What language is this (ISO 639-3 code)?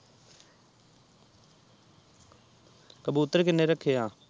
pan